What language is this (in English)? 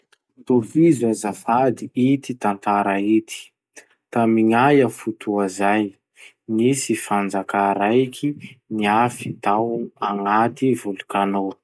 Masikoro Malagasy